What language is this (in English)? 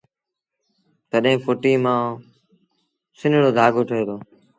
Sindhi Bhil